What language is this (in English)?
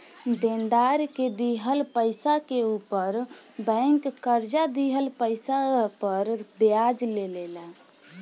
Bhojpuri